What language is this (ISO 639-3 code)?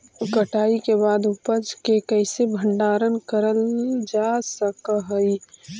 mag